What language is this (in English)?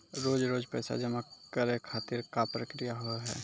Maithili